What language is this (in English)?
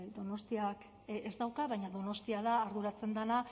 Basque